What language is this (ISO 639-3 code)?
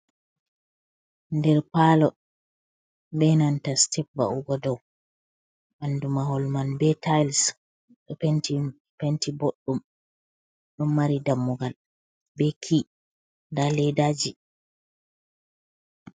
ful